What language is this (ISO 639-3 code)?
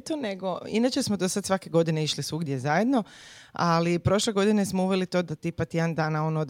hrv